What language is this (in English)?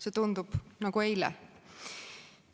Estonian